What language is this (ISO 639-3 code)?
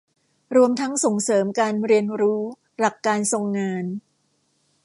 tha